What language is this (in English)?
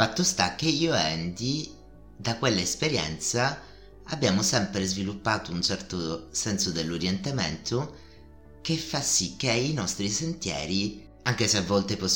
Italian